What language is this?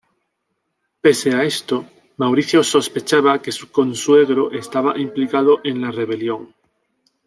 Spanish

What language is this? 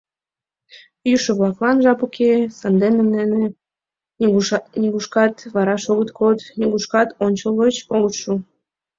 Mari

